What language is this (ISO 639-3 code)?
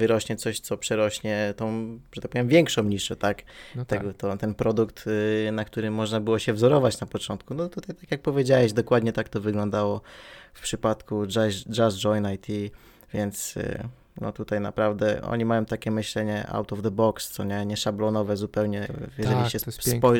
pol